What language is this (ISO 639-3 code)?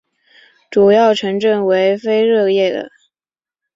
zho